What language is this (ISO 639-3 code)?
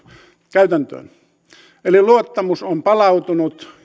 fin